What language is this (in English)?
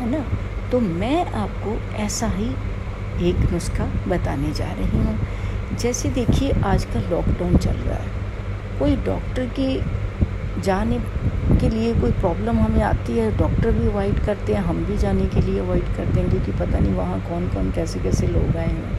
Hindi